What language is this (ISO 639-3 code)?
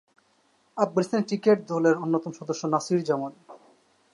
ben